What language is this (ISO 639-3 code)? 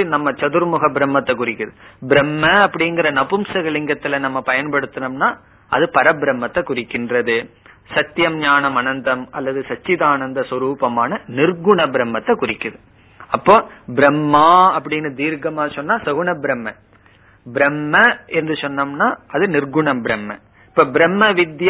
tam